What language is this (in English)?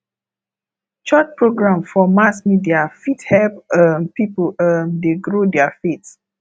Nigerian Pidgin